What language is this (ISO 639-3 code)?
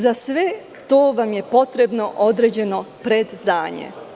srp